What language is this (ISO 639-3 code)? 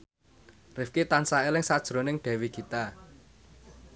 jav